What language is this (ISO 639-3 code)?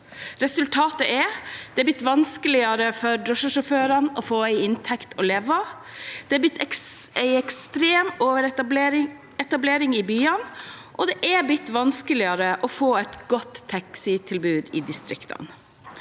nor